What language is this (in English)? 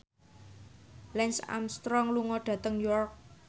Javanese